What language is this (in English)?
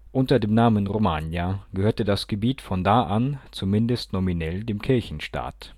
German